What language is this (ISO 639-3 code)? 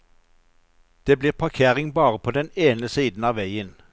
nor